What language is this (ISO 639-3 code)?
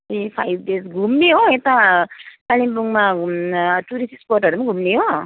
nep